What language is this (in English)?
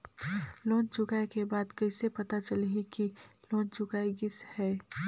Chhattisgarhi